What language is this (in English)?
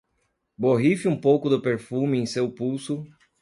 Portuguese